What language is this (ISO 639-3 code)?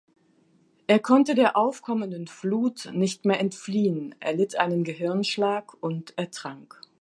deu